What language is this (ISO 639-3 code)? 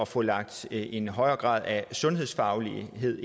dan